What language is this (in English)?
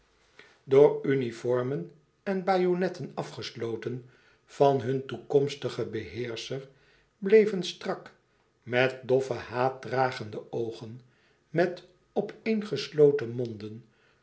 Dutch